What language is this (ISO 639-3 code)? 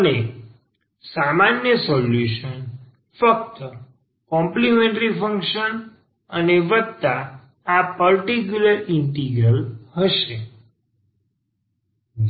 guj